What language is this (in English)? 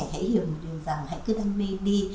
Vietnamese